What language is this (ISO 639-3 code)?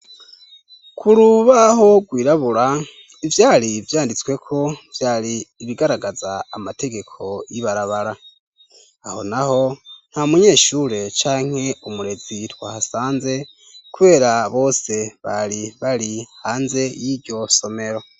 run